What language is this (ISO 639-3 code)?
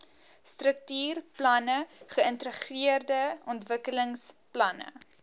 afr